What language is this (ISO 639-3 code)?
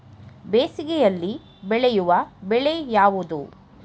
kan